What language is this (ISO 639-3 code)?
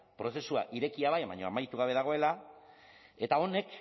eus